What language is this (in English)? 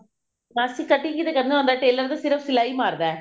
Punjabi